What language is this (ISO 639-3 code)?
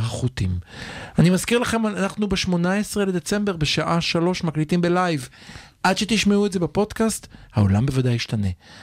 heb